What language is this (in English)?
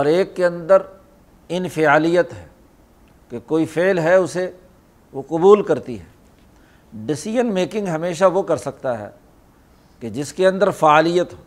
Urdu